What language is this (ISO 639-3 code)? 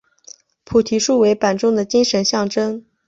zho